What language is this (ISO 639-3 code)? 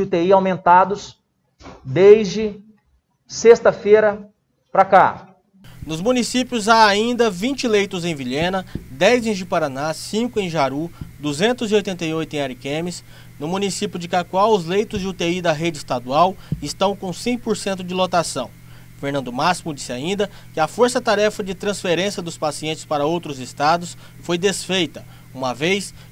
por